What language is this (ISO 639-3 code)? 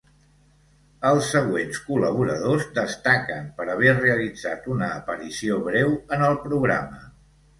cat